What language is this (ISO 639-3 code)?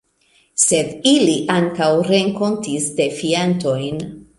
epo